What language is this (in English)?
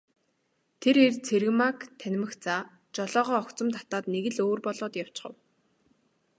Mongolian